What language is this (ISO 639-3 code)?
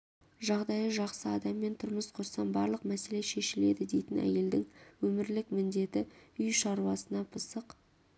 kaz